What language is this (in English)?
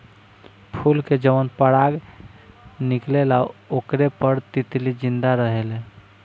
Bhojpuri